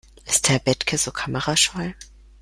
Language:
German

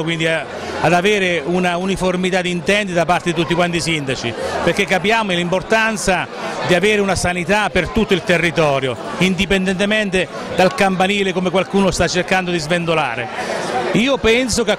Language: Italian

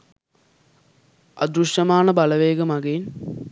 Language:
Sinhala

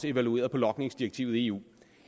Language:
Danish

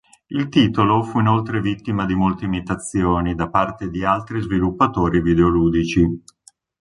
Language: Italian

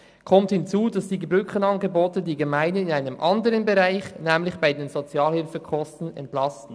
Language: Swiss German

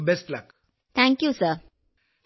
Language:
Malayalam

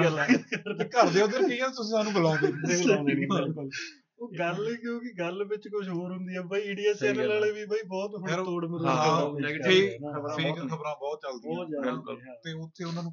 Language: Punjabi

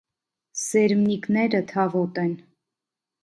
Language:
Armenian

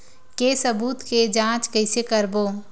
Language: Chhattisgarhi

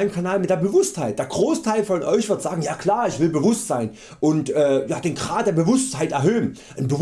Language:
German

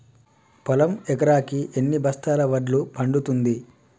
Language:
Telugu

